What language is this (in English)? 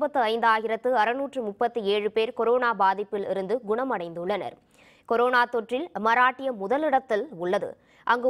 Hindi